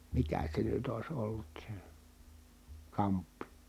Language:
Finnish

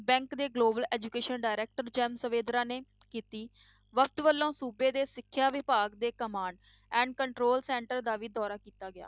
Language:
Punjabi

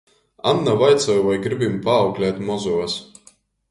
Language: Latgalian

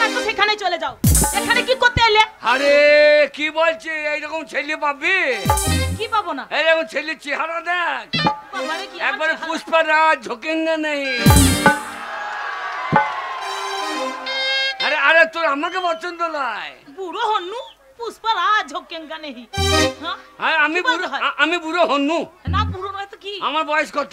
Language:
English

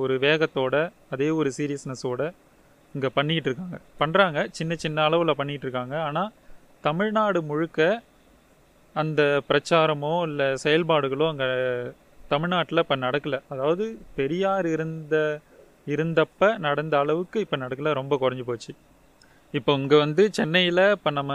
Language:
Tamil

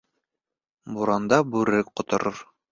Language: Bashkir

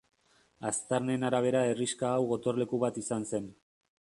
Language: Basque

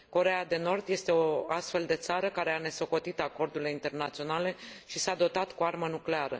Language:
Romanian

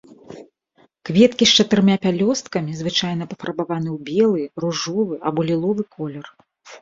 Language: Belarusian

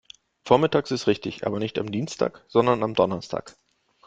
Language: German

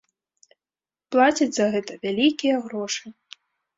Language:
Belarusian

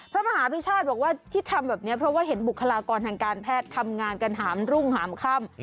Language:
Thai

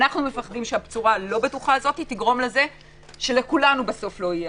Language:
Hebrew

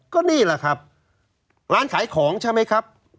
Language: Thai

